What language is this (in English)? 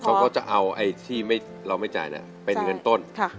Thai